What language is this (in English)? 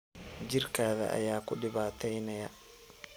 Somali